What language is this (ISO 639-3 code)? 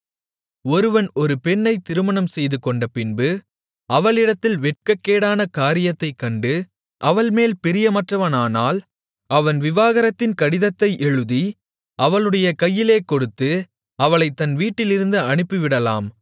tam